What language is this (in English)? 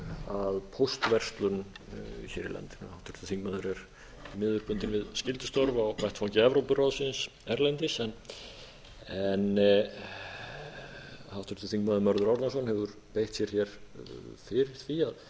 Icelandic